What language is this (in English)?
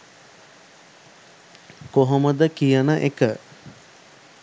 Sinhala